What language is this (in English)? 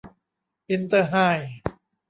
Thai